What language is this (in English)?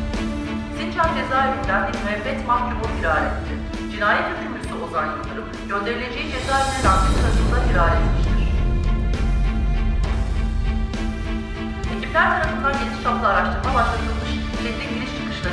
Turkish